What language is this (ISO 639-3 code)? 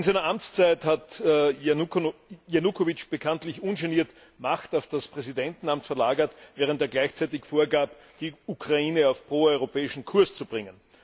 deu